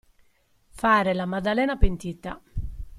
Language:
Italian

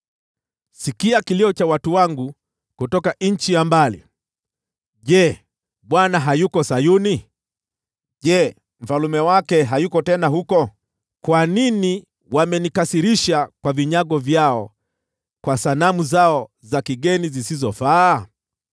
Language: Swahili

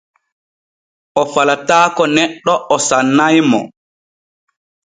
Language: Borgu Fulfulde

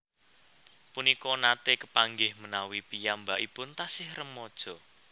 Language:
Javanese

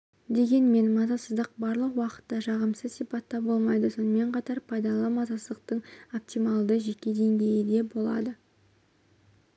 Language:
Kazakh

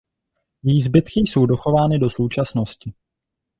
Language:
Czech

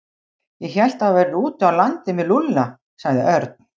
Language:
Icelandic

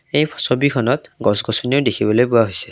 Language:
Assamese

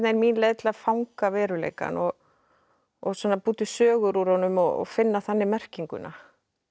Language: Icelandic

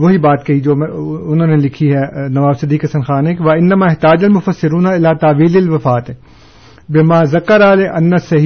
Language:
Urdu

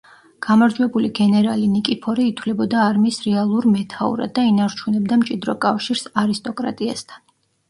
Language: Georgian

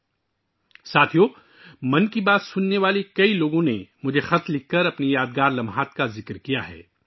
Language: Urdu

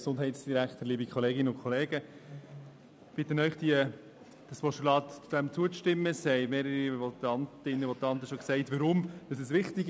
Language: Swiss German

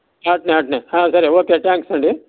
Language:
Telugu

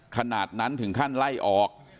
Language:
Thai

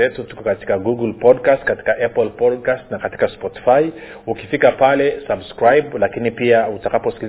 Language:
Swahili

